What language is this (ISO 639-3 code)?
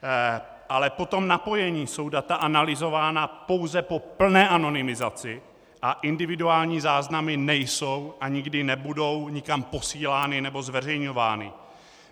ces